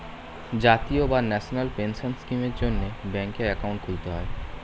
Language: Bangla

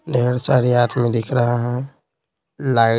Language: Hindi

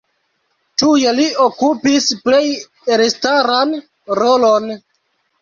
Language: Esperanto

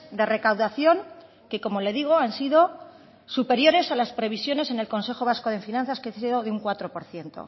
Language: Spanish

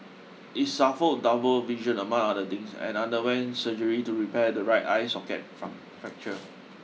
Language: English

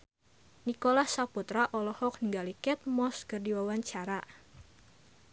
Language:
Sundanese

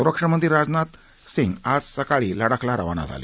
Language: Marathi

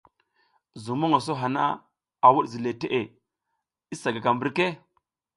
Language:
South Giziga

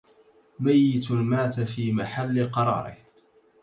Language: Arabic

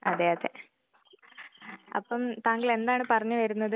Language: Malayalam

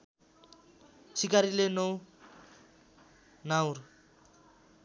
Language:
Nepali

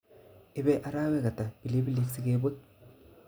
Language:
Kalenjin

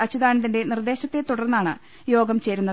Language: Malayalam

